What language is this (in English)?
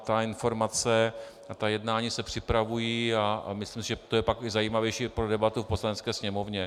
Czech